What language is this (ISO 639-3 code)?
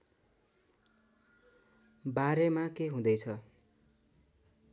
nep